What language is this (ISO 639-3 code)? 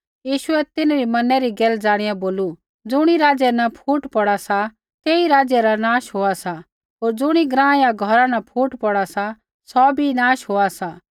kfx